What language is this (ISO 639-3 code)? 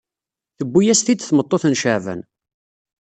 kab